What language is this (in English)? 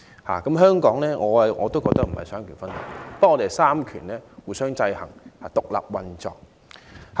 Cantonese